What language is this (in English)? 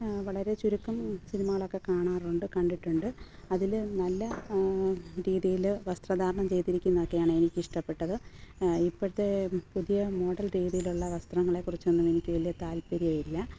Malayalam